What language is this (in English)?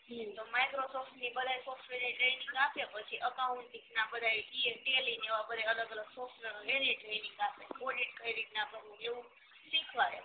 Gujarati